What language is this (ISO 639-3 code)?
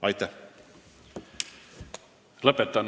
est